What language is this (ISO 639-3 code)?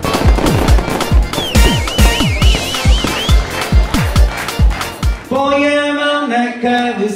por